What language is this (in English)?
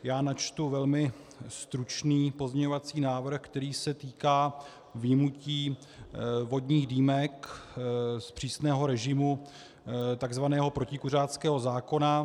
Czech